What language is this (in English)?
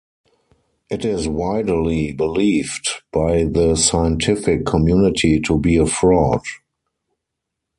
English